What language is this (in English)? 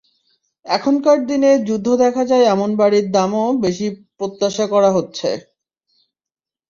Bangla